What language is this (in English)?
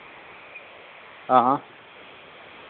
Dogri